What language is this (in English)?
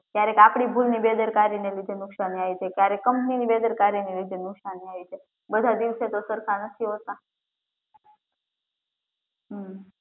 Gujarati